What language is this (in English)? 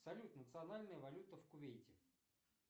Russian